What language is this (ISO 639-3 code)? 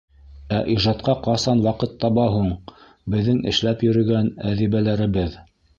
bak